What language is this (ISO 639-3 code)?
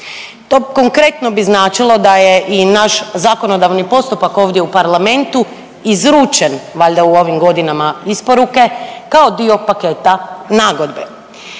hrv